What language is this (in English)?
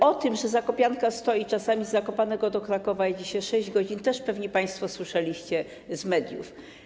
Polish